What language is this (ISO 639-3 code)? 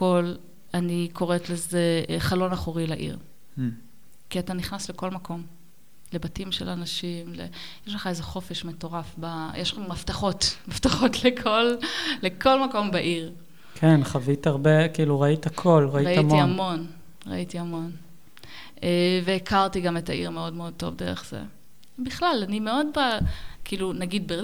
heb